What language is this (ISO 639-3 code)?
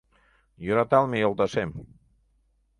chm